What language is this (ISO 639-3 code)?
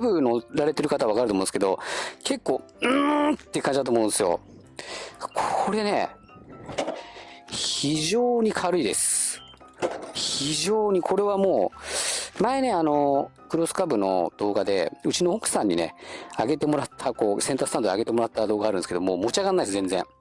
jpn